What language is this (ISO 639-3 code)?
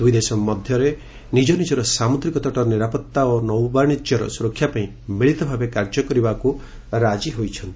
ori